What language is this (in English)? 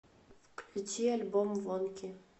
Russian